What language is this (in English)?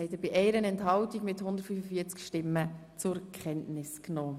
Swiss German